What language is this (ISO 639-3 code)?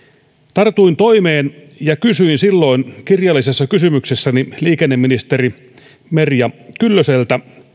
fin